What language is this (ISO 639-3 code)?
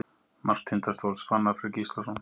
isl